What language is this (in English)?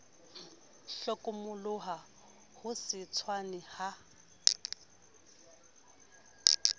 Southern Sotho